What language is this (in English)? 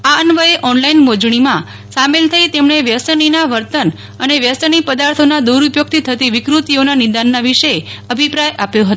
Gujarati